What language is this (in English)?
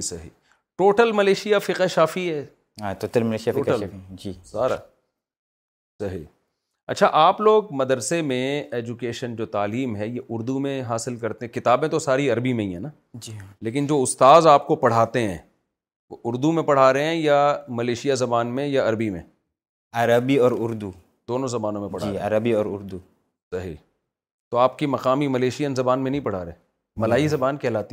Urdu